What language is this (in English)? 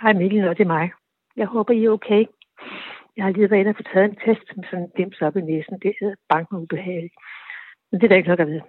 Danish